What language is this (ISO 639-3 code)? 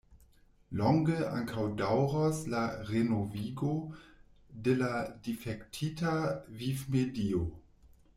epo